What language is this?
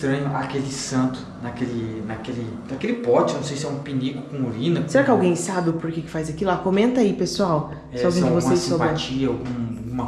Portuguese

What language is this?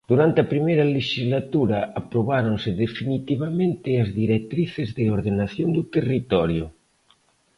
Galician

